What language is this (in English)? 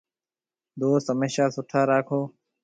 Marwari (Pakistan)